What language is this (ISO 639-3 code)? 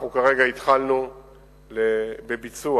heb